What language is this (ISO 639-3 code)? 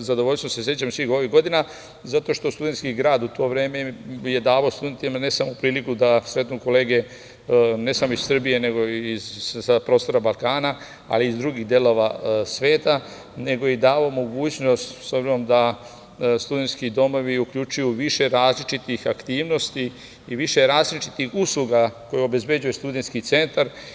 srp